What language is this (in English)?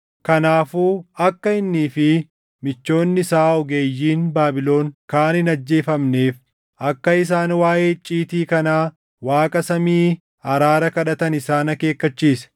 Oromo